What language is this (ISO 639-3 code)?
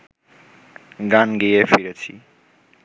ben